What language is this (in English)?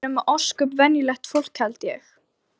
Icelandic